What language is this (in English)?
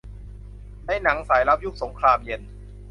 Thai